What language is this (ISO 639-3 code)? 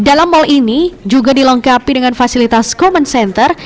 ind